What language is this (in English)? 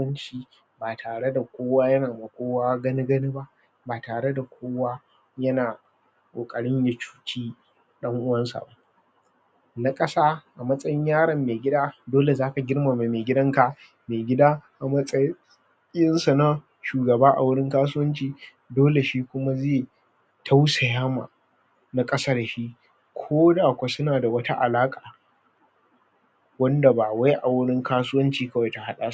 Hausa